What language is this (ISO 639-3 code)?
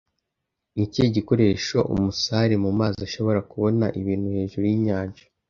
kin